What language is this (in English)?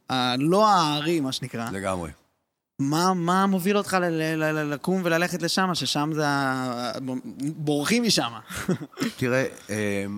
Hebrew